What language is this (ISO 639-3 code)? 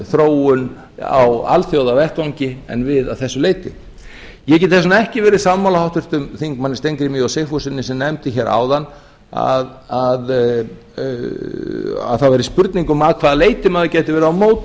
isl